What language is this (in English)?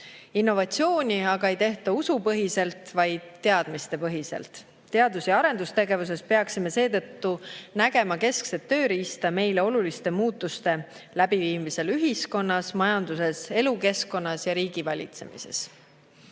Estonian